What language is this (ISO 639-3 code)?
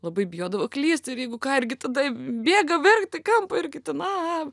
lit